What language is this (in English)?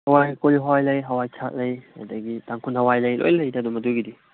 Manipuri